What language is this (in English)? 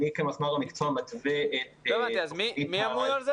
Hebrew